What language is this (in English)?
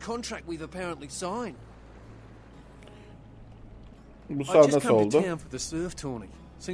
Turkish